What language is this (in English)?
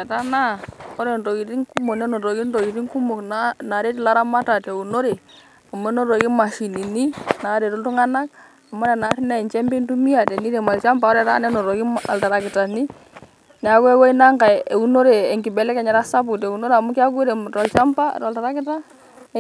Masai